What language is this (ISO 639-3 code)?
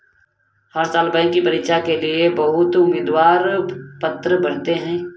hin